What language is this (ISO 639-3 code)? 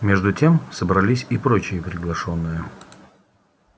rus